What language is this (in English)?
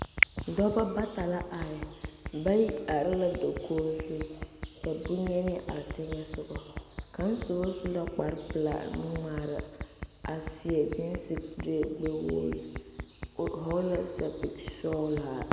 Southern Dagaare